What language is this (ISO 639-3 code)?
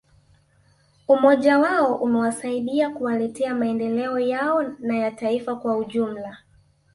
swa